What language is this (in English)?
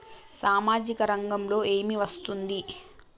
Telugu